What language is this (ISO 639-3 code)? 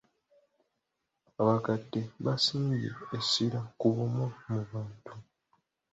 lug